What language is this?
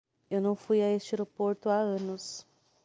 Portuguese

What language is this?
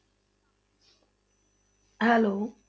Punjabi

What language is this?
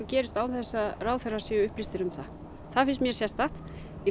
Icelandic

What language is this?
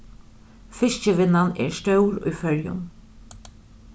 Faroese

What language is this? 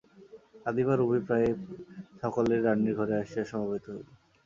Bangla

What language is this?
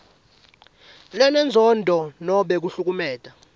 Swati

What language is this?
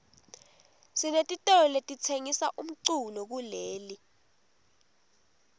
Swati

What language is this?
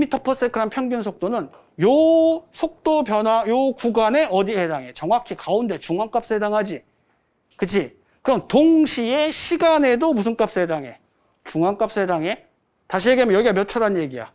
Korean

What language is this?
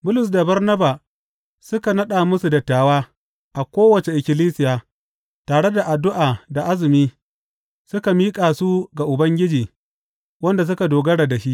Hausa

